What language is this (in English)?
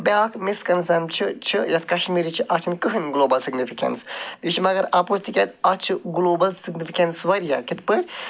Kashmiri